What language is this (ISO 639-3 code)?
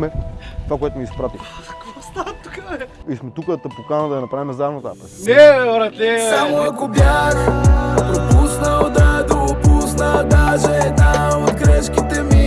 bul